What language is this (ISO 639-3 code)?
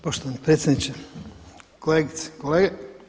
hrv